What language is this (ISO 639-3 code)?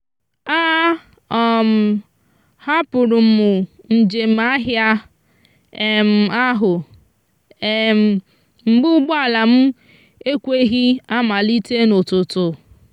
ibo